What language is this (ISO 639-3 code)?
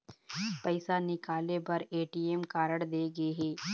hne